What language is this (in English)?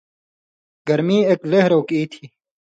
Indus Kohistani